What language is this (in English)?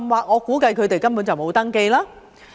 Cantonese